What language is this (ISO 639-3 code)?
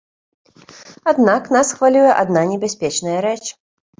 bel